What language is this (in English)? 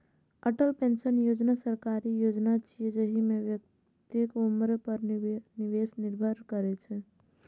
Maithili